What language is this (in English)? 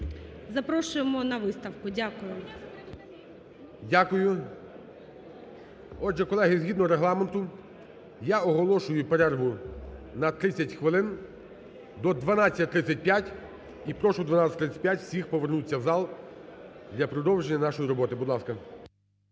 Ukrainian